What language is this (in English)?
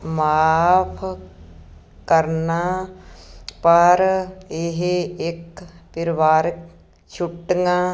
Punjabi